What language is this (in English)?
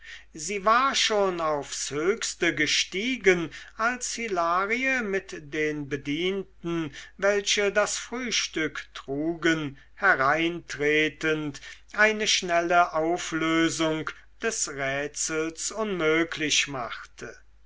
German